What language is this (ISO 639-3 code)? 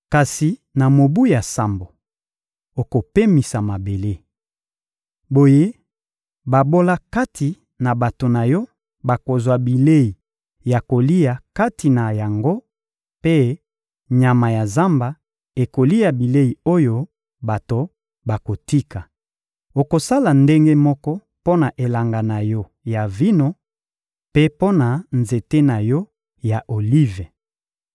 lin